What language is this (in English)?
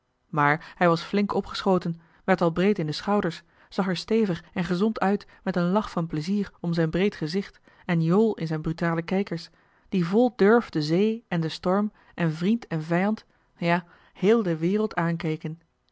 Dutch